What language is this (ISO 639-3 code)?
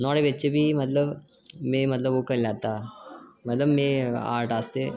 doi